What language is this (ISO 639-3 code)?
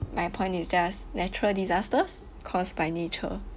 eng